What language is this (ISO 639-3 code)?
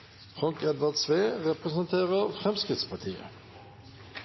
nob